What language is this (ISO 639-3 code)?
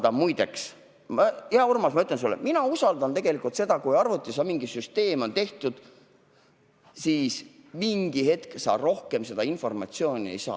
est